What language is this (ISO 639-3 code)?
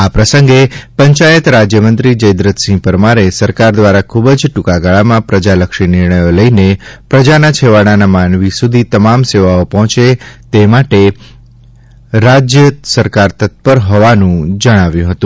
guj